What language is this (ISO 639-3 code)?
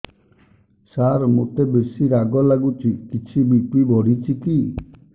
ori